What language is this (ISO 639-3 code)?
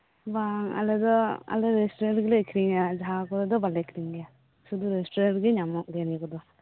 sat